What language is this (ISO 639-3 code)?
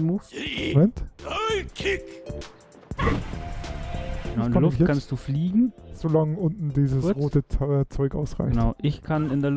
deu